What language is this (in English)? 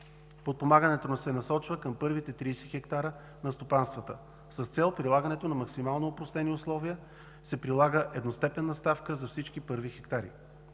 Bulgarian